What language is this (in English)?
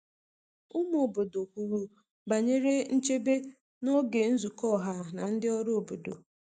Igbo